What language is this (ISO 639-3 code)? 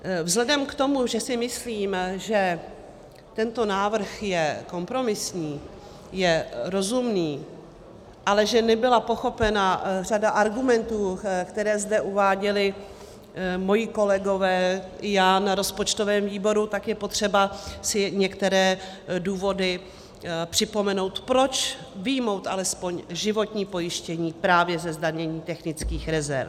ces